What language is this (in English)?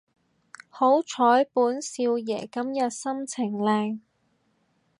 Cantonese